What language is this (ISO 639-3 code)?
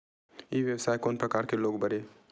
hne